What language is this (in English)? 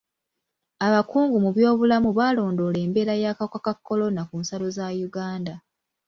Ganda